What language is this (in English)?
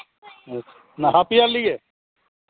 Santali